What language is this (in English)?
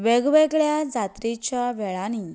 Konkani